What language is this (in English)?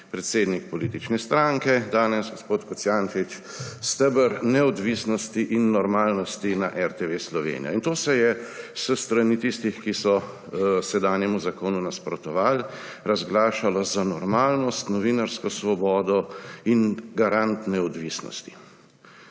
Slovenian